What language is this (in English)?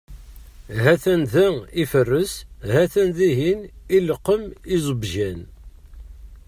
Kabyle